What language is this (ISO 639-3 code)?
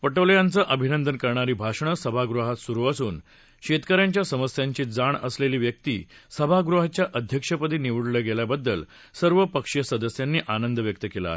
mar